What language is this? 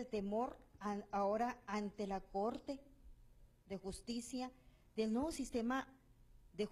Spanish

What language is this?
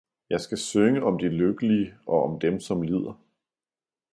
Danish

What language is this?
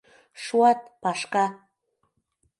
Mari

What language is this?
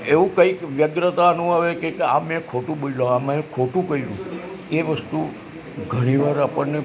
Gujarati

